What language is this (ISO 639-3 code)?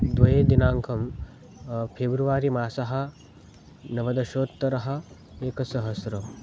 san